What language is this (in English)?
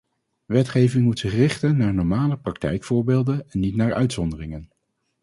Dutch